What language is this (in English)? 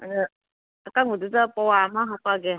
Manipuri